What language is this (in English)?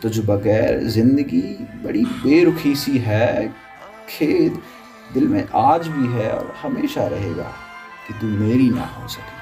Hindi